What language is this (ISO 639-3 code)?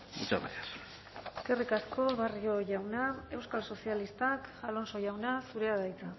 eus